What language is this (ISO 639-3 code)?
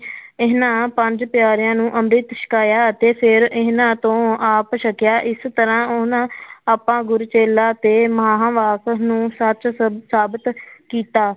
pan